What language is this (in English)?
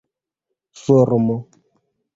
Esperanto